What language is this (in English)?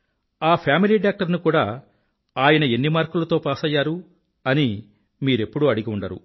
Telugu